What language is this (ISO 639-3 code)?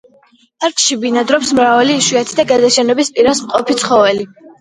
kat